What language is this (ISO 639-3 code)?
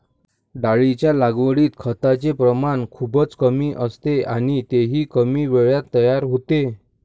mar